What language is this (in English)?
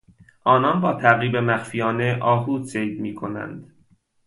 Persian